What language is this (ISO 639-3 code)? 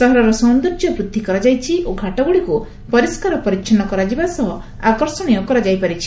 ori